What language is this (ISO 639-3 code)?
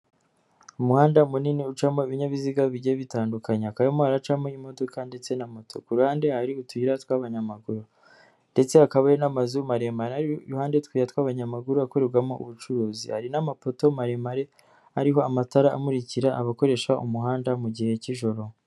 kin